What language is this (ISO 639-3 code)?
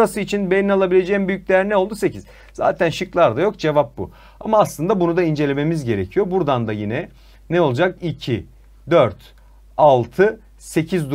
tur